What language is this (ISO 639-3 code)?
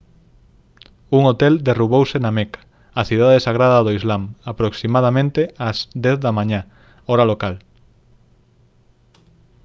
glg